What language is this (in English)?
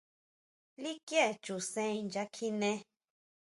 Huautla Mazatec